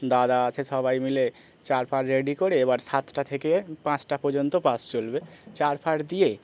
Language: Bangla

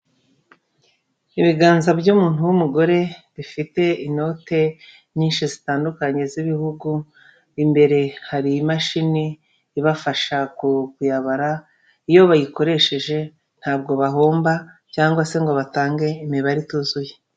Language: Kinyarwanda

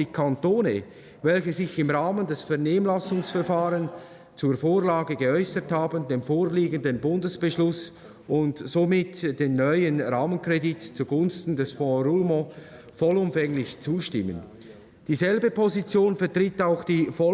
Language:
German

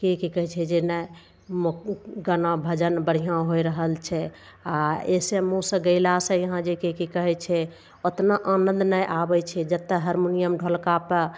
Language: Maithili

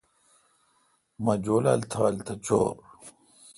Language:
Kalkoti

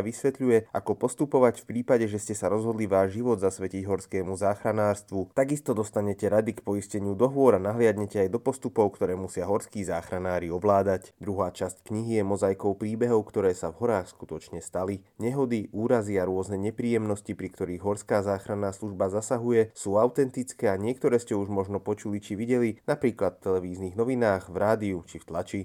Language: Slovak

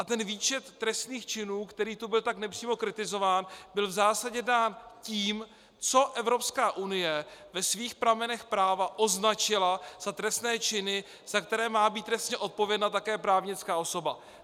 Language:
Czech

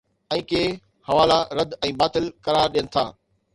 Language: Sindhi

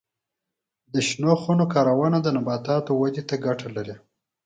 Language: Pashto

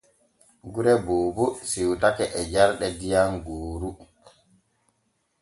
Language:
Borgu Fulfulde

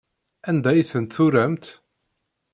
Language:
Kabyle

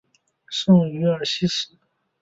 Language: Chinese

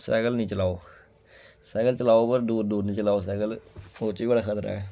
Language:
Dogri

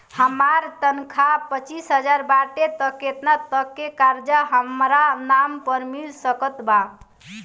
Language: Bhojpuri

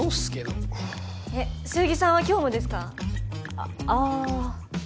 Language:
Japanese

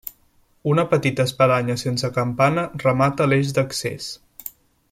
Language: Catalan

